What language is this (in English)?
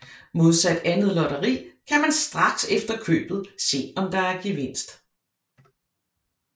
Danish